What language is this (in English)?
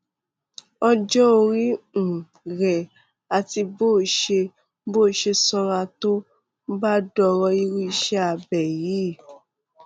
Yoruba